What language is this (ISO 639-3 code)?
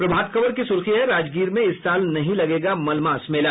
hin